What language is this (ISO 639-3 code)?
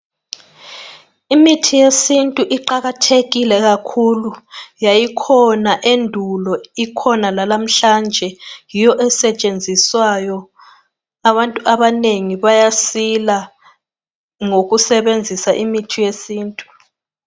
nde